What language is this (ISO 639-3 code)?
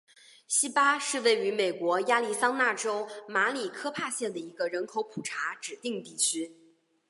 zho